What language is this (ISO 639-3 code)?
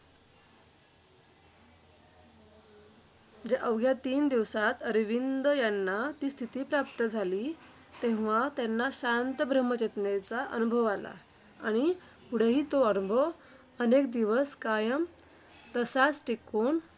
mar